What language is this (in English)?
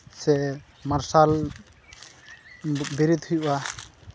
Santali